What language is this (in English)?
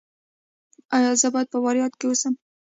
Pashto